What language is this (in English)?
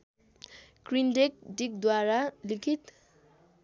Nepali